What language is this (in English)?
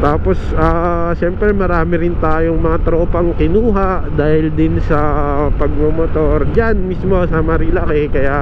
Filipino